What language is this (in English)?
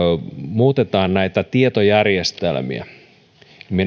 Finnish